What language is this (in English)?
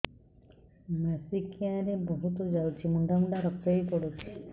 Odia